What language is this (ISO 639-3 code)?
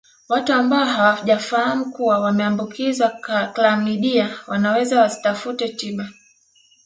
swa